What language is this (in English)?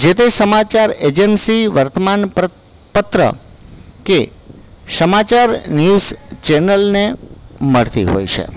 Gujarati